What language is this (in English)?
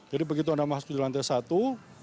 Indonesian